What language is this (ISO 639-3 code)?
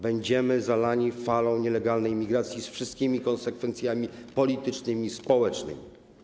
pol